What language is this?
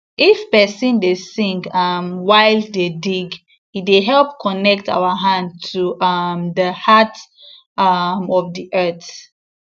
Nigerian Pidgin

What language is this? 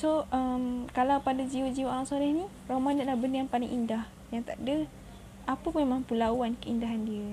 Malay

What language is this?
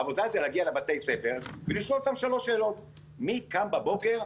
Hebrew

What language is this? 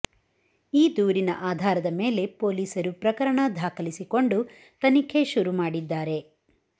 Kannada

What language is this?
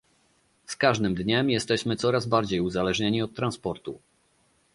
Polish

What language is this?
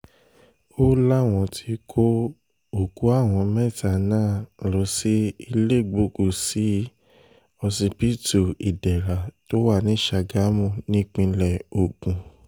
Yoruba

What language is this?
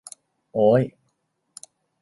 Thai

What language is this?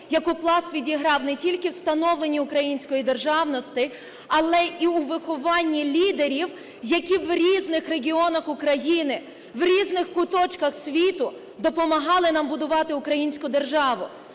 Ukrainian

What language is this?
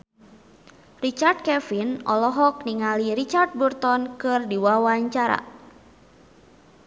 Sundanese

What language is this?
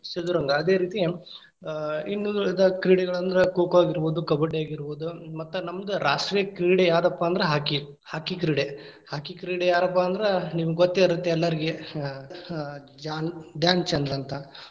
Kannada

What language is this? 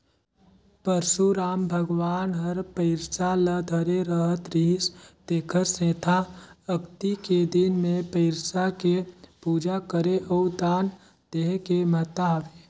Chhattisgarhi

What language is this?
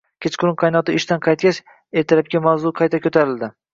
Uzbek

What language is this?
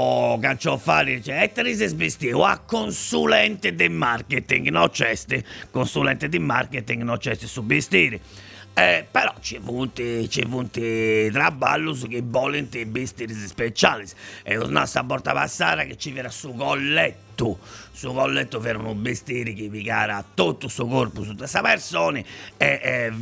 Italian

